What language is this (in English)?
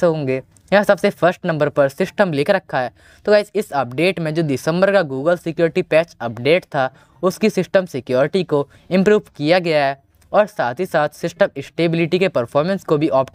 Hindi